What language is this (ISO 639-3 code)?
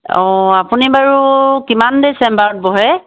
asm